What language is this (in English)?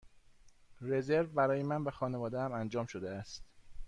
Persian